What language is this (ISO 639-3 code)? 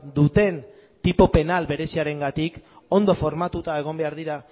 eus